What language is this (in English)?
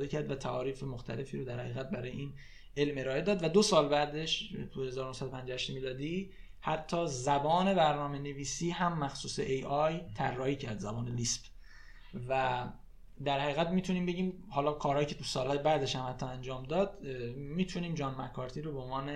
Persian